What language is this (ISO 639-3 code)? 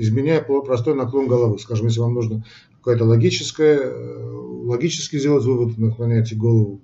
rus